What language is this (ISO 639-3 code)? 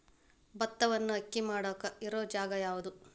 kan